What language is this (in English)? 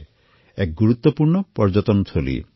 Assamese